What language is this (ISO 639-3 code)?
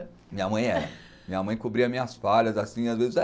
por